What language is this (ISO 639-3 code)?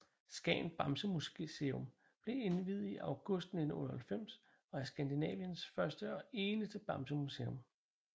dan